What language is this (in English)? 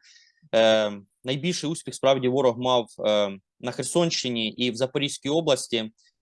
Ukrainian